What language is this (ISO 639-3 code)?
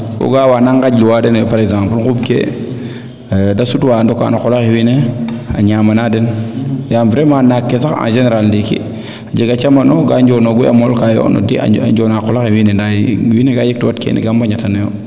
srr